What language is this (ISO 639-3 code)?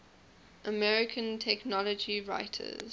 eng